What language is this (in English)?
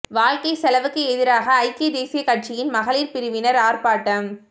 Tamil